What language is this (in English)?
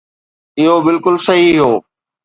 Sindhi